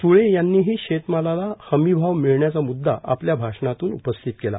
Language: Marathi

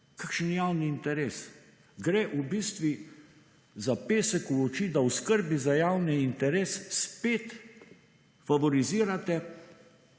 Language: Slovenian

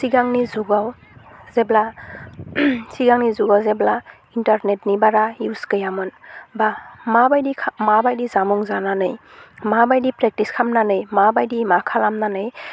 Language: Bodo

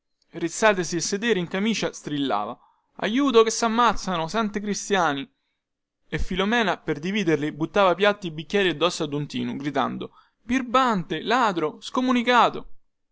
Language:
Italian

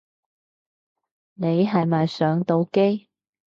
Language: Cantonese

